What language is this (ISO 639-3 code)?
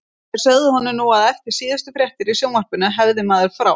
isl